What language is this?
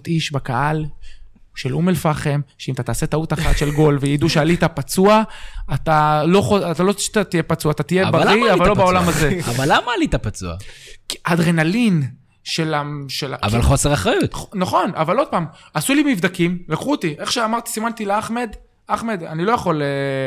Hebrew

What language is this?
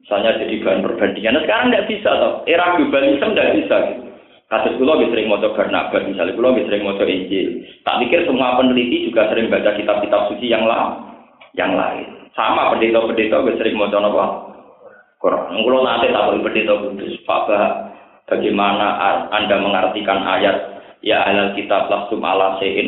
Indonesian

